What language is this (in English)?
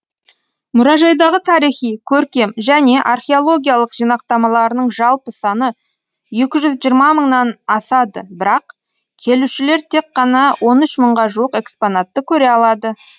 Kazakh